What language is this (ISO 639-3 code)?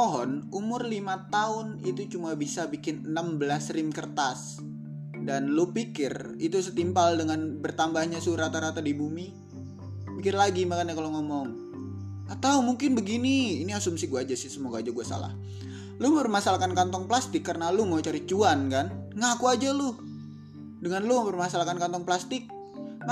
ind